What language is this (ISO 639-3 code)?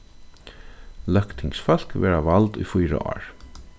fao